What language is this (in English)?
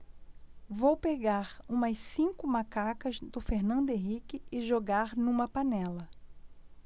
Portuguese